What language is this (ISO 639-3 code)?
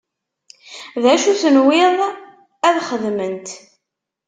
kab